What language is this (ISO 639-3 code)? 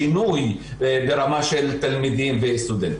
heb